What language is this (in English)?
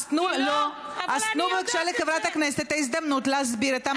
Hebrew